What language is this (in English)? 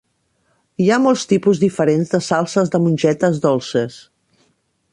Catalan